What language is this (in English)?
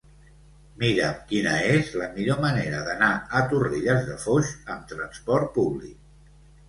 Catalan